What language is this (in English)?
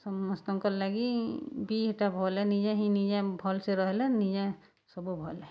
Odia